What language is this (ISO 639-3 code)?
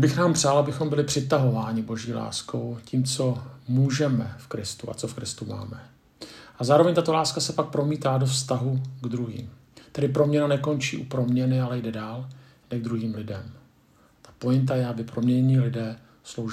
ces